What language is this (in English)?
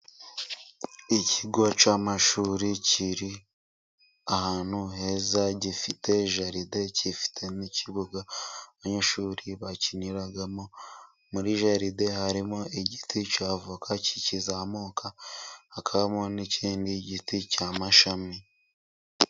Kinyarwanda